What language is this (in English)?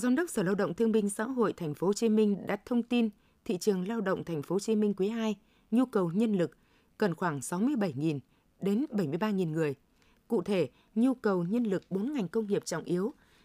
Vietnamese